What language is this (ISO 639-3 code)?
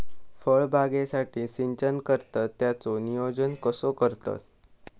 mar